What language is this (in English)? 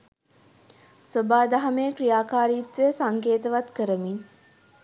Sinhala